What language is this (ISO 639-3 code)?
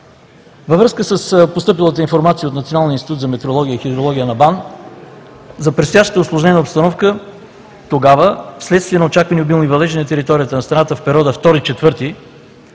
bul